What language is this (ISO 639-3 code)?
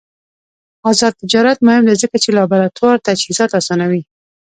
pus